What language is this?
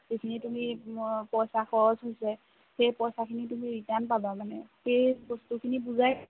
Assamese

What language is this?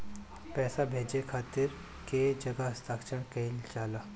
Bhojpuri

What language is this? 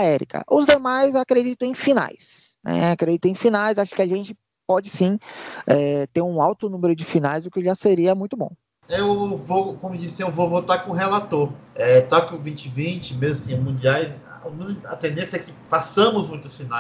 Portuguese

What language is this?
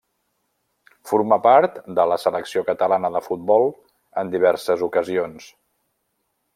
Catalan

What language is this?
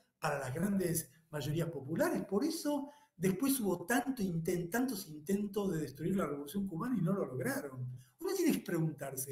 Spanish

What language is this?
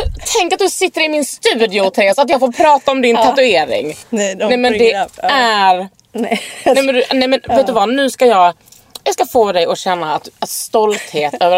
Swedish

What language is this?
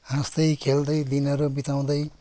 Nepali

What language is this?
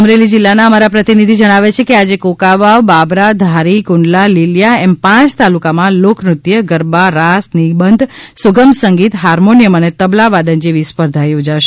Gujarati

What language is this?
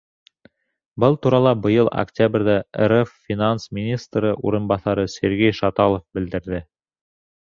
Bashkir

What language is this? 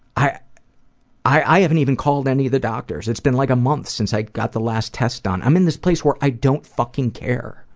English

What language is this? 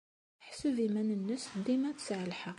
Kabyle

